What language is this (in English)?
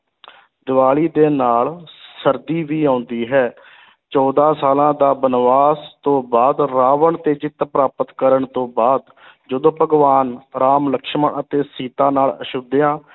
Punjabi